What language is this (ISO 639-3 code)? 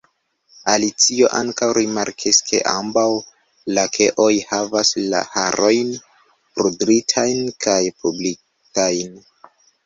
epo